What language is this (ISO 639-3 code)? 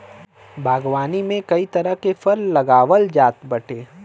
bho